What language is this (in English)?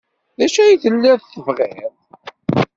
Kabyle